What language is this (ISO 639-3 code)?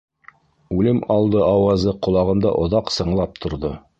bak